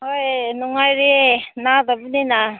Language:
Manipuri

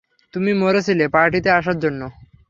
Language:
Bangla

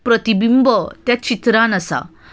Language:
Konkani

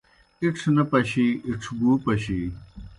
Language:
Kohistani Shina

